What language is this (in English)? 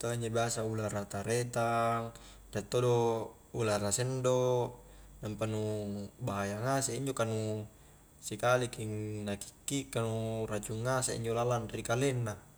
Highland Konjo